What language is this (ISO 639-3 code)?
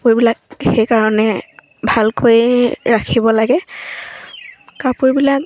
asm